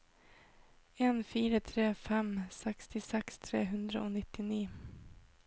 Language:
Norwegian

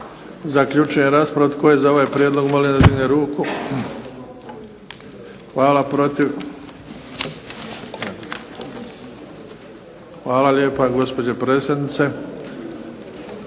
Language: Croatian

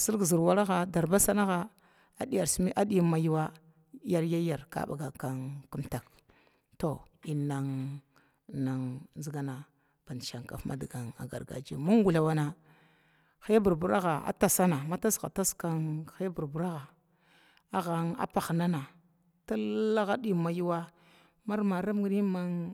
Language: Glavda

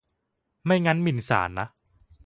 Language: Thai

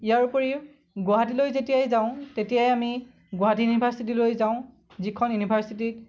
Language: Assamese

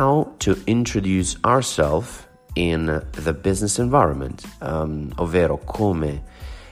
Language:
Italian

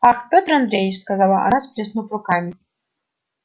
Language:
Russian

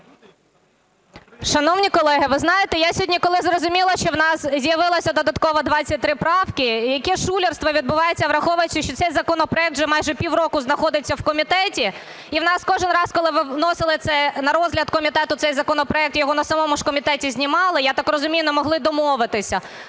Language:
Ukrainian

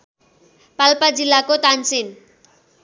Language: Nepali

